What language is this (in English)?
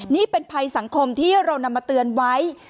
Thai